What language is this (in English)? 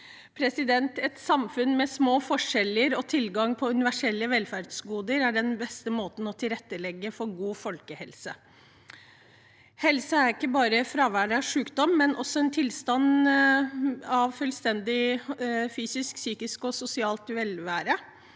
Norwegian